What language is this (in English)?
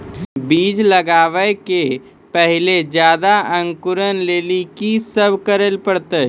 Maithili